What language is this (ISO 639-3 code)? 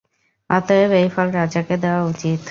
ben